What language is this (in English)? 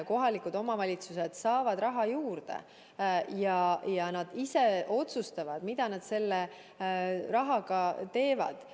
Estonian